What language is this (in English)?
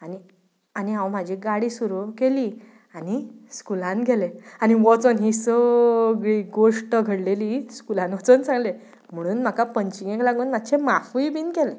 Konkani